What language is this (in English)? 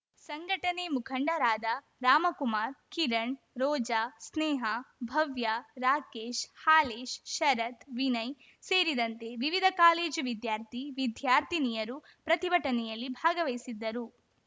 Kannada